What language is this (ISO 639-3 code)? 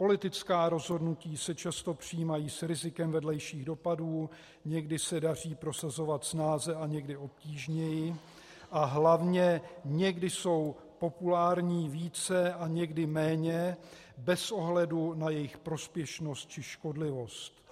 ces